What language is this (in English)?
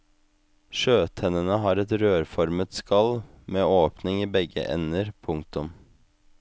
Norwegian